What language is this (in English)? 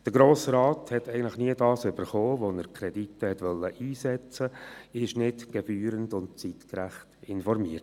Swiss German